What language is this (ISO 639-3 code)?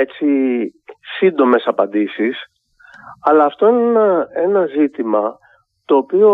ell